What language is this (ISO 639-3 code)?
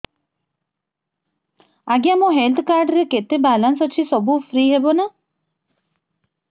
ori